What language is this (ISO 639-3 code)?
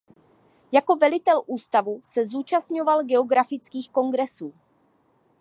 ces